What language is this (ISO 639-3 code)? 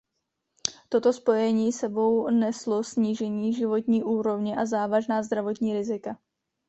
ces